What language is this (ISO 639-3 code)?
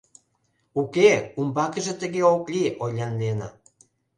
chm